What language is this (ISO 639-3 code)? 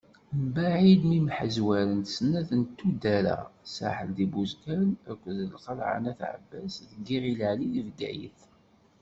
kab